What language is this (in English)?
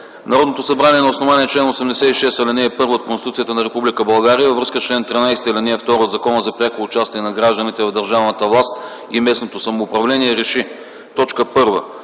Bulgarian